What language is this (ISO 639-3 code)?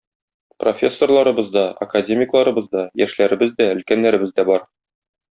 tat